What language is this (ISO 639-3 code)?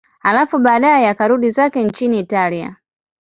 swa